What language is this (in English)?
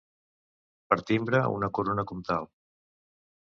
Catalan